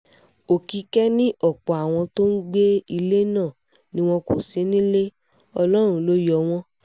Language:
Yoruba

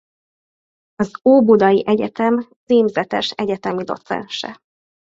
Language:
Hungarian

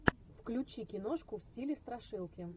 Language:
Russian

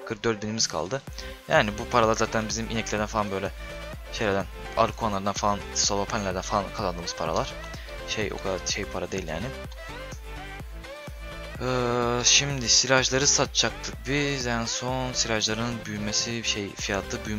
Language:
Turkish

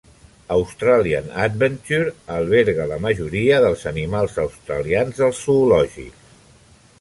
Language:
Catalan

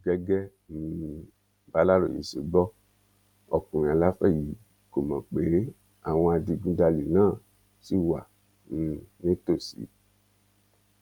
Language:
Yoruba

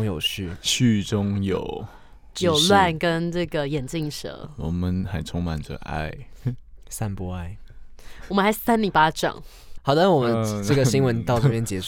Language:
Chinese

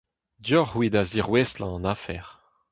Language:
Breton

